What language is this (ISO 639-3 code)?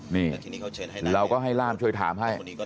tha